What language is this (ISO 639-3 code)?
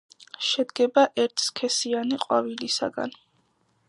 kat